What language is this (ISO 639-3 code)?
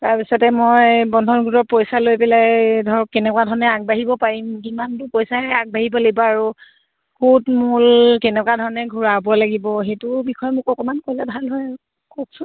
asm